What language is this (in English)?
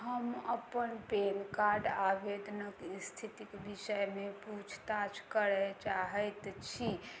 Maithili